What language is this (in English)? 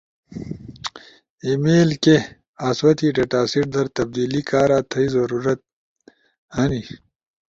Ushojo